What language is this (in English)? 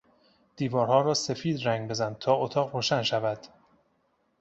Persian